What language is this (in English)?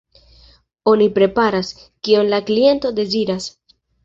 Esperanto